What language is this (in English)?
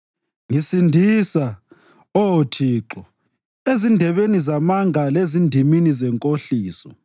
North Ndebele